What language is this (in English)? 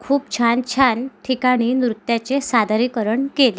Marathi